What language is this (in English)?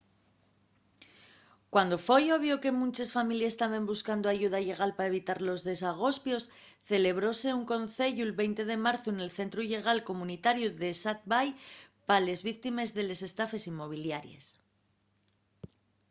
Asturian